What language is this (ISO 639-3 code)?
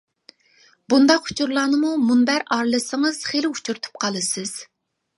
uig